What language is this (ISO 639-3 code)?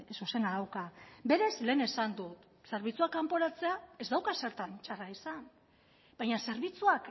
eus